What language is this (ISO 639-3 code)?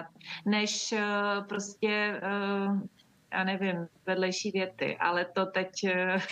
ces